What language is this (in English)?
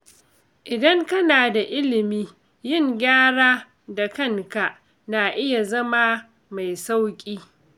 Hausa